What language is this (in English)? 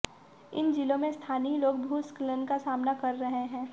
Hindi